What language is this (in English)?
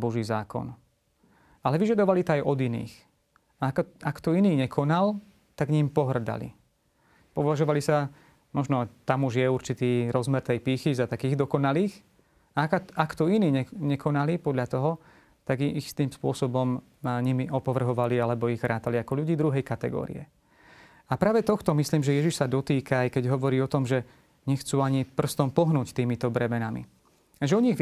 Slovak